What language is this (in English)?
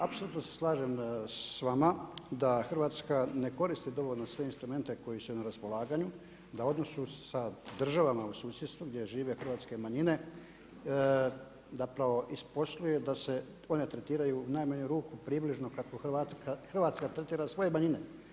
Croatian